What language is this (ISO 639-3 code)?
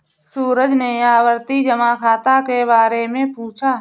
hin